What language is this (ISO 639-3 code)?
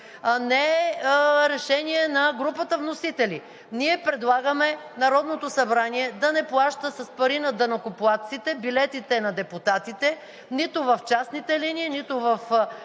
bul